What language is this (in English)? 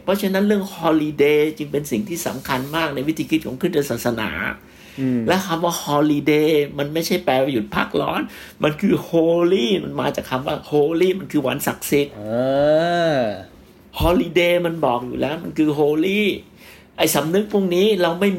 Thai